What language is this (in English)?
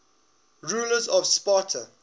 English